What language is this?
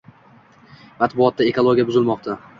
Uzbek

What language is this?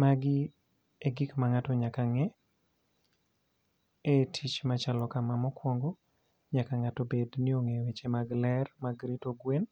Luo (Kenya and Tanzania)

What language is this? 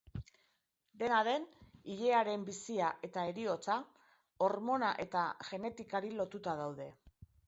Basque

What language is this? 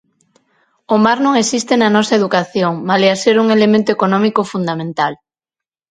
Galician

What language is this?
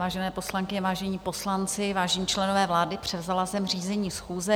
Czech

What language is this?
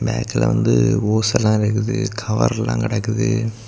Tamil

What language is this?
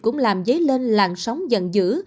Vietnamese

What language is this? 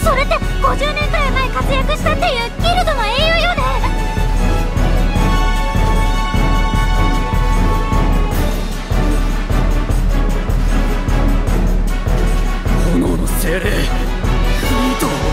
Japanese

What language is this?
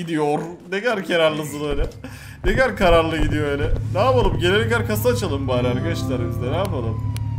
Turkish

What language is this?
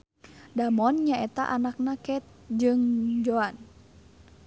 Sundanese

